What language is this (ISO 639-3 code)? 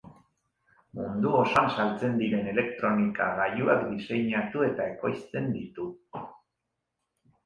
eus